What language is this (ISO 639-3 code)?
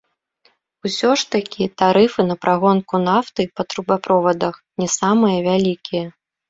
bel